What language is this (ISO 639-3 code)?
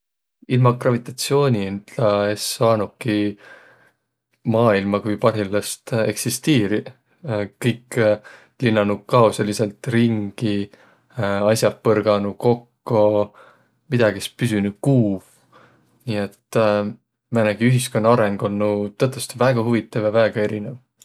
vro